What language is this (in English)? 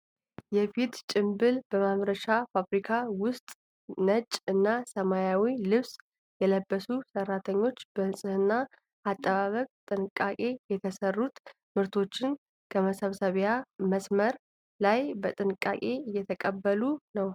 Amharic